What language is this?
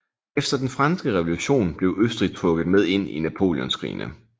Danish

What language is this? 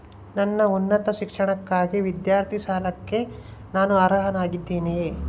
Kannada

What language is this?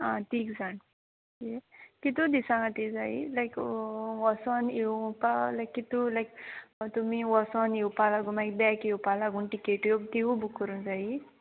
Konkani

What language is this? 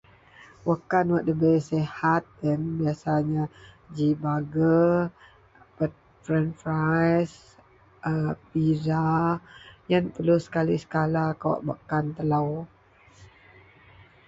Central Melanau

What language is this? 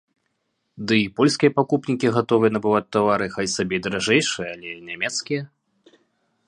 Belarusian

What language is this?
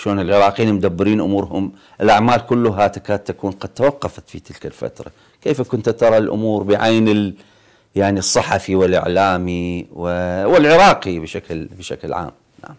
Arabic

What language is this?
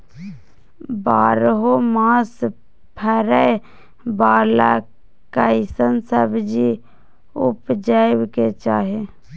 Maithili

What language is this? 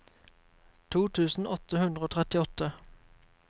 Norwegian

